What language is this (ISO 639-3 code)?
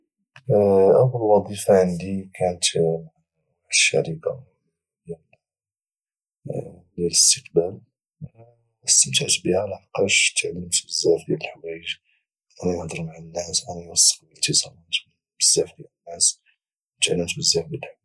ary